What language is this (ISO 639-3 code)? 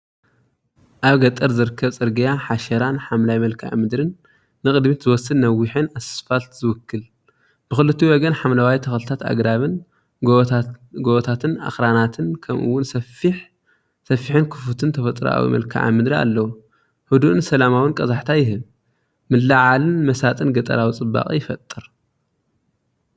tir